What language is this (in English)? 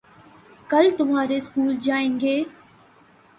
Urdu